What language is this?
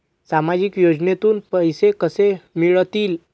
Marathi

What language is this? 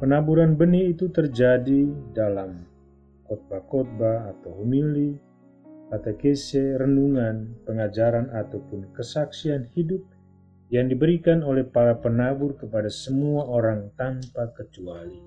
Indonesian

